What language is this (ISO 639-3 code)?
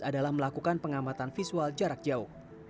ind